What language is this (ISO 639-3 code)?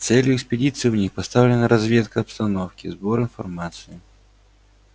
rus